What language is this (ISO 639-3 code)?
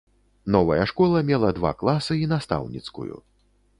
bel